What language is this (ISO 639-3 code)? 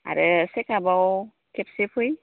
brx